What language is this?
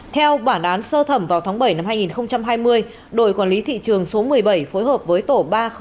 Vietnamese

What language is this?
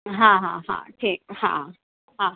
Sindhi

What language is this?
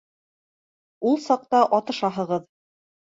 Bashkir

